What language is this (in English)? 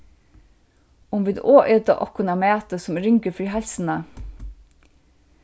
Faroese